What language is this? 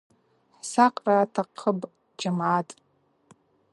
Abaza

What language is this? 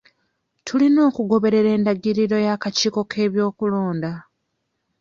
Ganda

